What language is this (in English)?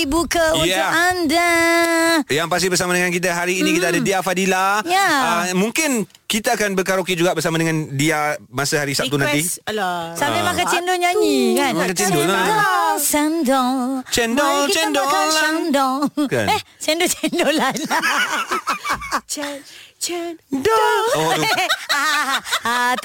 Malay